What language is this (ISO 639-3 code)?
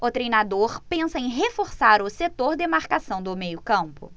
por